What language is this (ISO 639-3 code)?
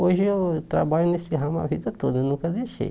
por